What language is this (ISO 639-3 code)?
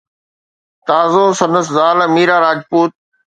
snd